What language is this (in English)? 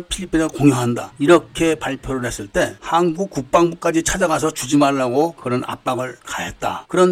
Korean